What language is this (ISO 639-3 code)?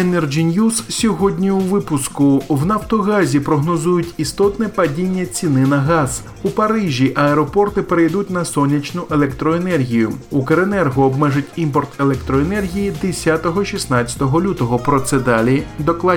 ukr